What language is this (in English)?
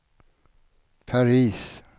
Swedish